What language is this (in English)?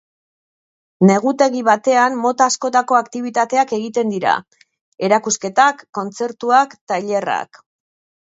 Basque